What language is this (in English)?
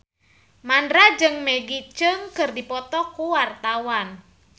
Sundanese